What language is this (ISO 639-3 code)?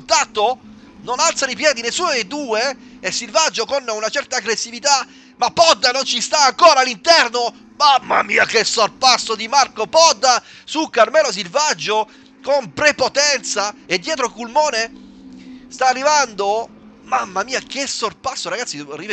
ita